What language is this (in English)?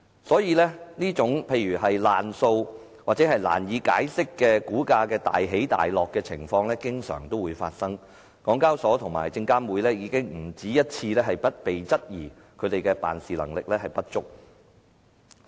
Cantonese